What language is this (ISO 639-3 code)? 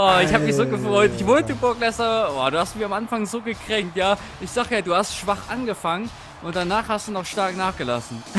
deu